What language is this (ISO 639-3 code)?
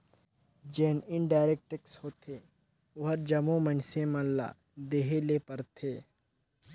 hne